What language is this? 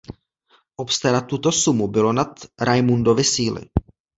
Czech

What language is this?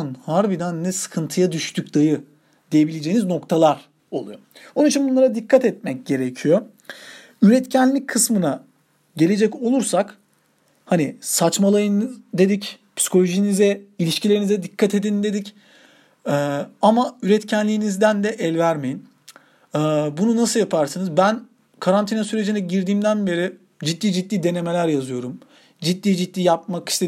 Turkish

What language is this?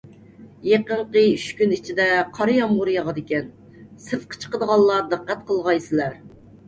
Uyghur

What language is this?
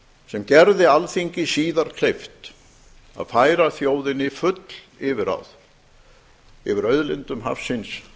Icelandic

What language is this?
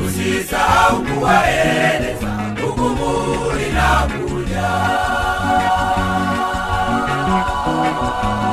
Swahili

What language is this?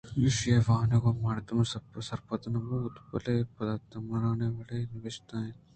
Eastern Balochi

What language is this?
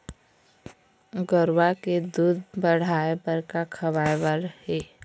Chhattisgarhi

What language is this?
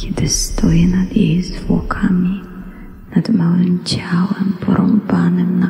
Polish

